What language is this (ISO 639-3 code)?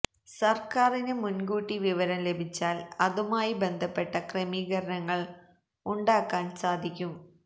mal